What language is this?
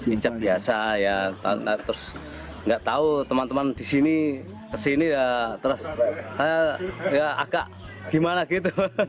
Indonesian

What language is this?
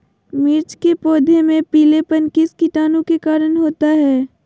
Magahi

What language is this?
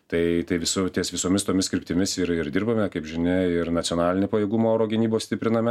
Lithuanian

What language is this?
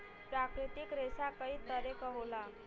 Bhojpuri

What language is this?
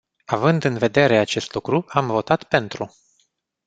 Romanian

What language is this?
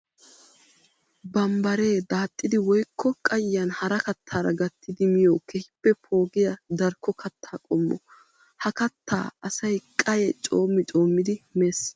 Wolaytta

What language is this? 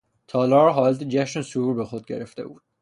Persian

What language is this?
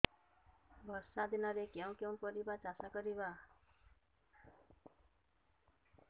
Odia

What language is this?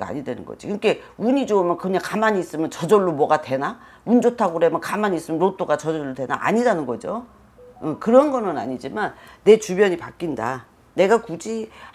Korean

